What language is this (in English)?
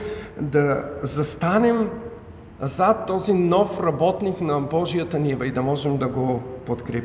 Bulgarian